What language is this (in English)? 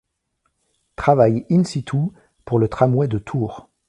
French